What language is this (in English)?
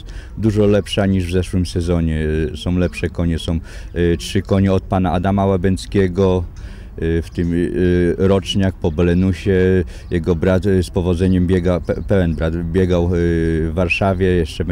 Polish